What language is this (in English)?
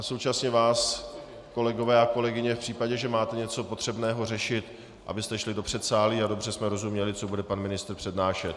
Czech